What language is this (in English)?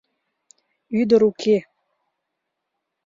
Mari